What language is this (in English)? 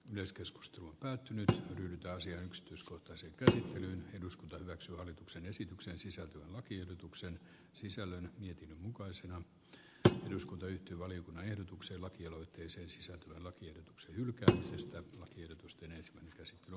Finnish